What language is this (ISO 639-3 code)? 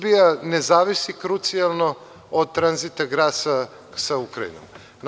srp